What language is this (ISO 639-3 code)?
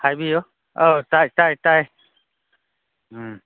mni